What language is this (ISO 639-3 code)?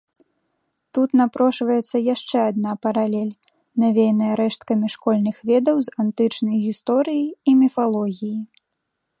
bel